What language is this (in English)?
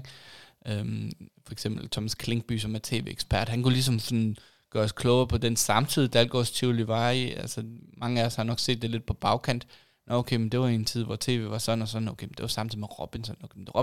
Danish